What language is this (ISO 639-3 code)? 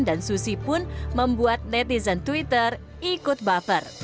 ind